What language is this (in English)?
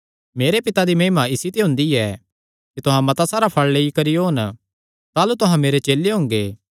Kangri